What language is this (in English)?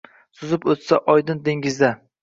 Uzbek